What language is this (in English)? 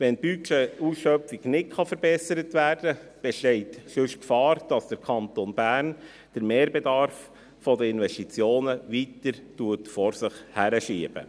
Swiss German